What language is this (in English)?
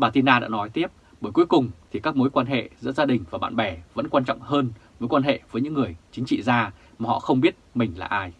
Vietnamese